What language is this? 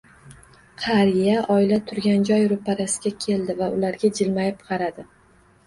Uzbek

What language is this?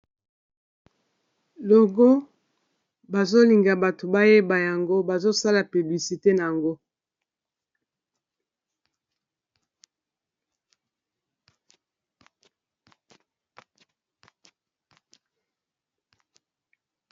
Lingala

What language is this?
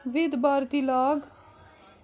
Kashmiri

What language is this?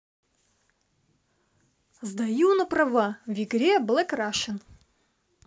Russian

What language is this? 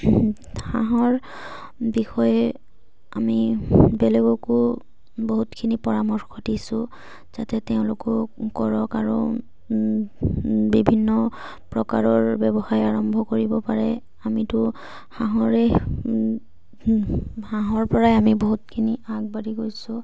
Assamese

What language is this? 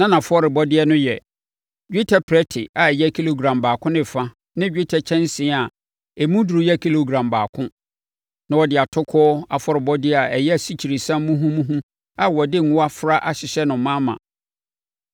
Akan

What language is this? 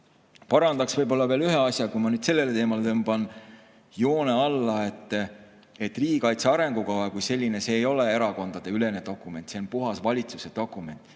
Estonian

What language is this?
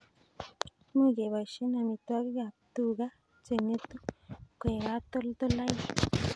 Kalenjin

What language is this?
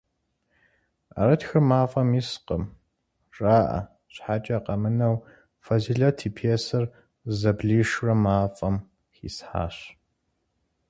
Kabardian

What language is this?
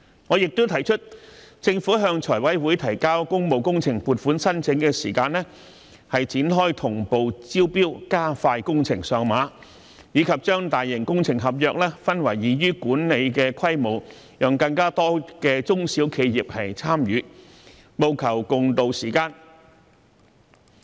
Cantonese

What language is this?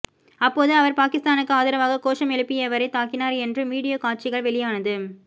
Tamil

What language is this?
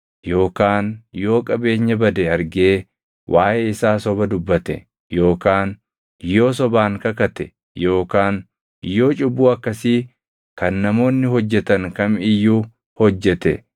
Oromo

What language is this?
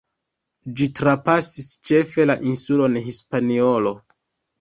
Esperanto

